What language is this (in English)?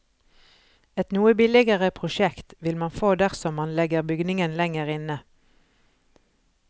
Norwegian